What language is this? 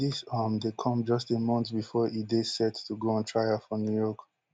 Nigerian Pidgin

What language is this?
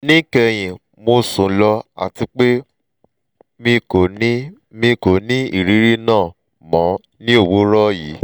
Yoruba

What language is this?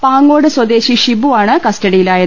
Malayalam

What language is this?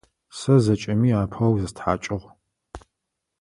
Adyghe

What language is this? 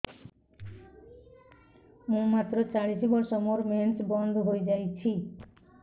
Odia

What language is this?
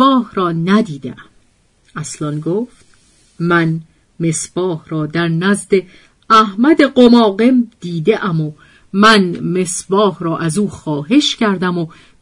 Persian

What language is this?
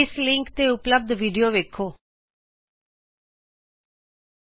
Punjabi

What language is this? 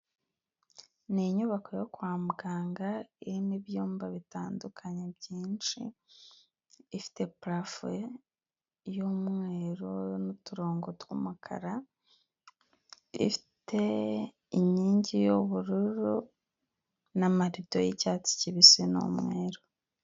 Kinyarwanda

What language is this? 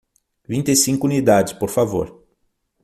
Portuguese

